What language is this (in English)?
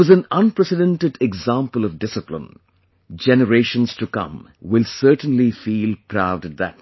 English